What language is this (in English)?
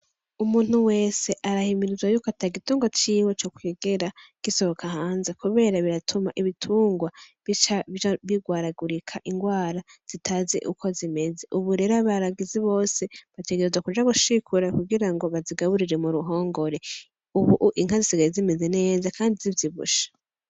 Rundi